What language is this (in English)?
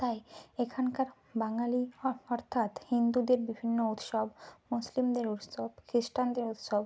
Bangla